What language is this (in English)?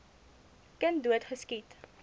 Afrikaans